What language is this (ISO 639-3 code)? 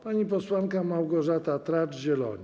pol